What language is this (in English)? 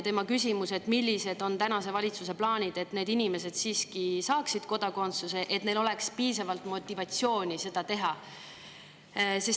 Estonian